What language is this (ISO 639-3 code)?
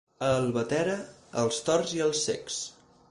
cat